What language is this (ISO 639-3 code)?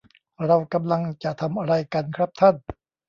tha